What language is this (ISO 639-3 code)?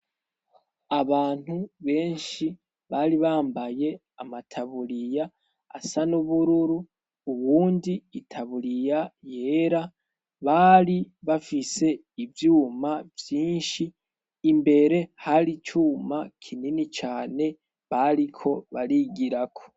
run